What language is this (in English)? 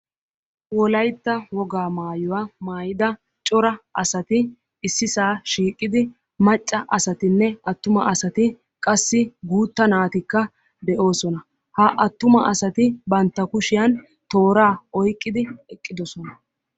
Wolaytta